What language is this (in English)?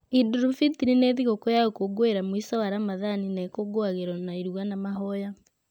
Kikuyu